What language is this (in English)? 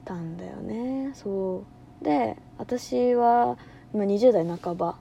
Japanese